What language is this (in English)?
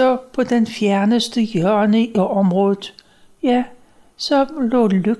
Danish